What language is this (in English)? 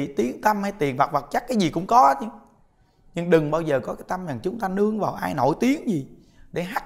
Vietnamese